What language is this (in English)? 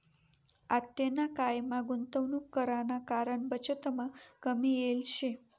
Marathi